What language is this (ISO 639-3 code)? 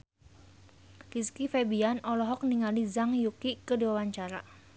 sun